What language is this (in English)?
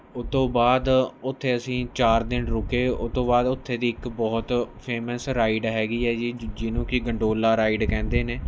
Punjabi